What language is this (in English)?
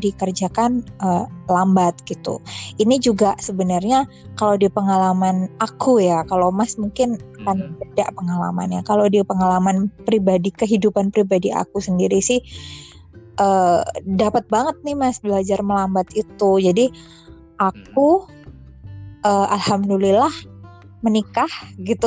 Indonesian